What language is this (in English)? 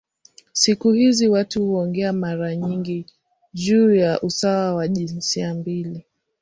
Swahili